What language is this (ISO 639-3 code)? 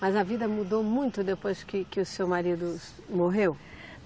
por